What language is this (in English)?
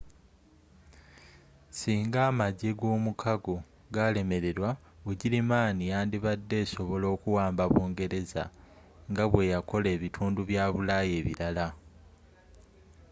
Ganda